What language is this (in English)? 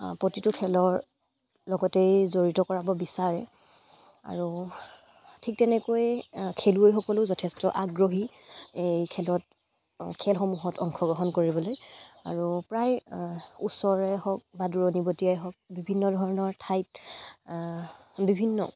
Assamese